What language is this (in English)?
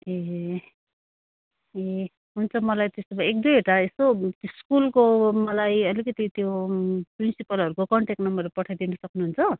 Nepali